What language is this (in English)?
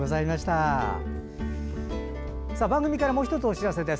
Japanese